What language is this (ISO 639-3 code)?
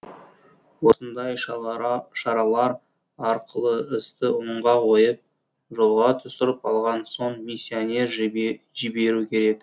kaz